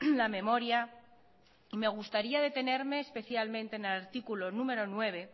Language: Spanish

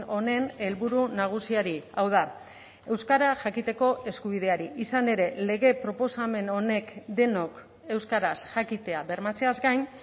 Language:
Basque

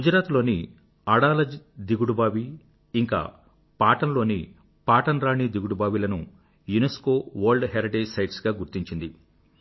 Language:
Telugu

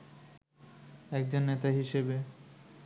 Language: Bangla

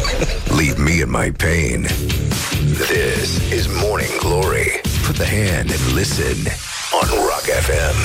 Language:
Romanian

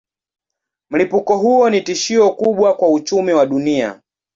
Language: Swahili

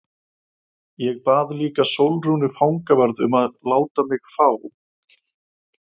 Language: Icelandic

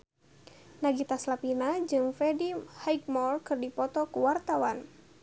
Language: Sundanese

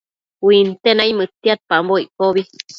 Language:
Matsés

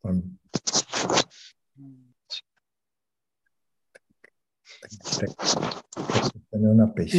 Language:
Czech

